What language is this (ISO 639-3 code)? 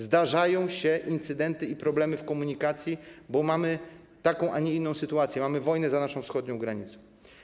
pol